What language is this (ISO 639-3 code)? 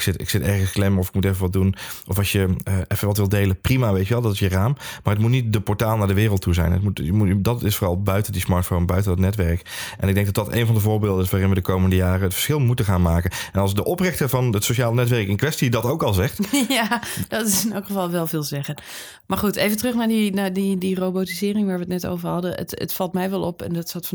nld